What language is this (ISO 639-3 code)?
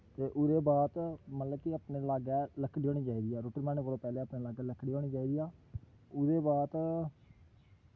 doi